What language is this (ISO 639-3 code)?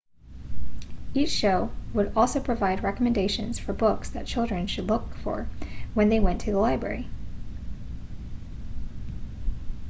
eng